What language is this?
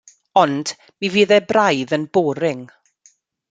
Welsh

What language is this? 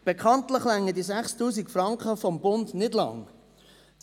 Swiss German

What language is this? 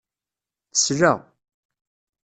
Kabyle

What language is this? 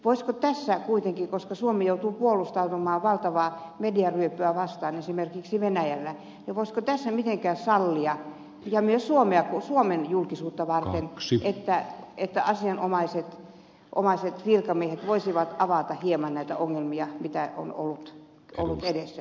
Finnish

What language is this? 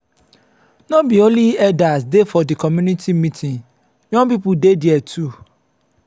Nigerian Pidgin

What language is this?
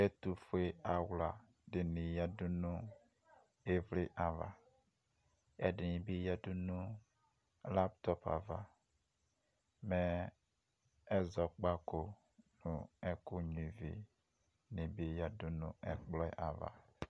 Ikposo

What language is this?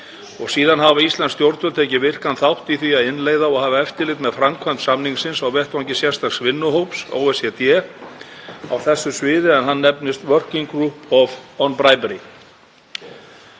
Icelandic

